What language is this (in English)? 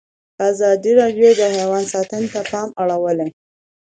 Pashto